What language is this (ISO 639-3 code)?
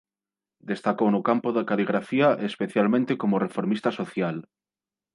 glg